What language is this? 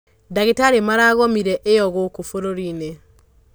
Kikuyu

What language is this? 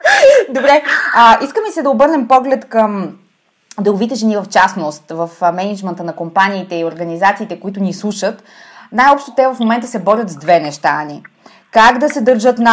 Bulgarian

